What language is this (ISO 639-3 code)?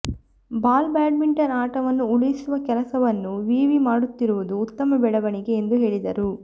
kan